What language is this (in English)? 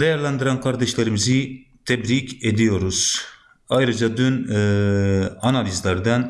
Turkish